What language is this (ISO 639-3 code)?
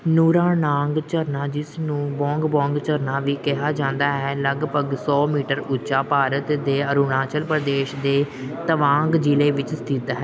pan